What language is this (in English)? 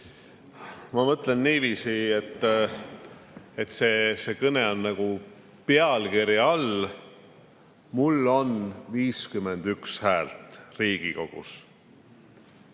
Estonian